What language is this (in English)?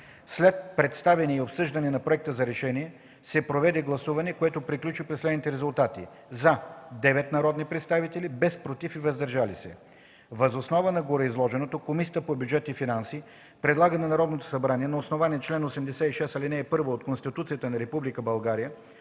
Bulgarian